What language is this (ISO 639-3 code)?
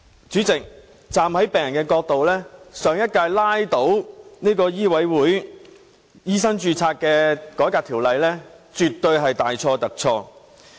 yue